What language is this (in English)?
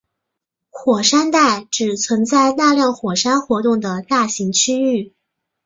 Chinese